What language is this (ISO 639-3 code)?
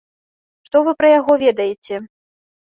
bel